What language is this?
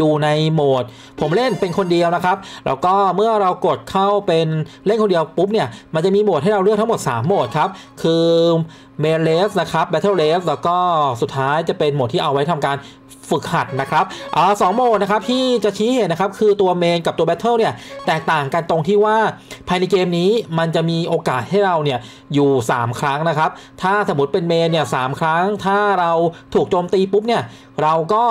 Thai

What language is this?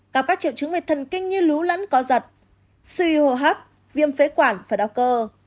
Vietnamese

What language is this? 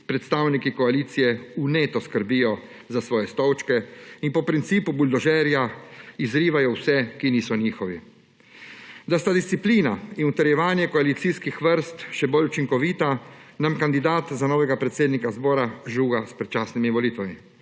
Slovenian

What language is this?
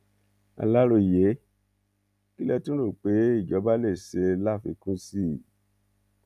Yoruba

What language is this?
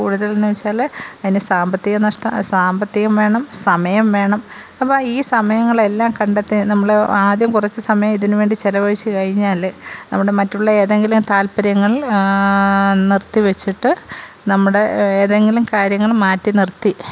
Malayalam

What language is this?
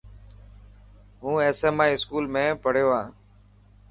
Dhatki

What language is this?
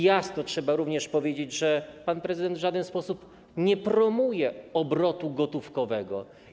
Polish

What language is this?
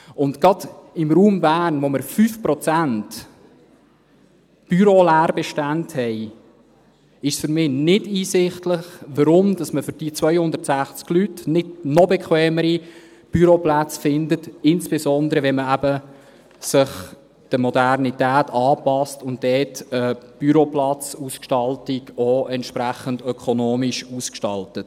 Swiss German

